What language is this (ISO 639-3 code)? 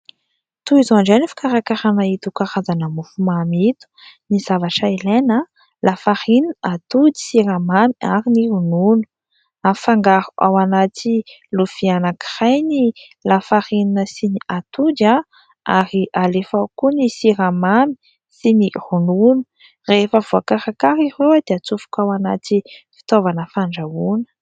mlg